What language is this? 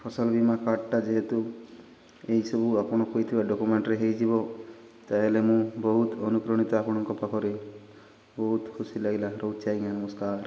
Odia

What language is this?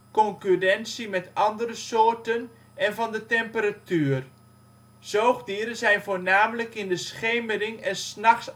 Dutch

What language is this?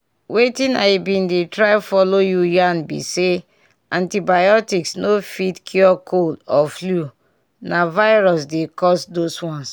Nigerian Pidgin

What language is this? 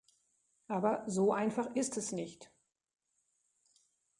German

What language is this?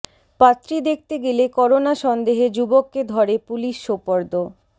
Bangla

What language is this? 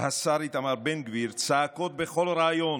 Hebrew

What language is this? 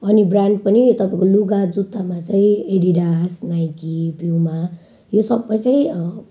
Nepali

